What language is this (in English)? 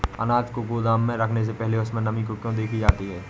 Hindi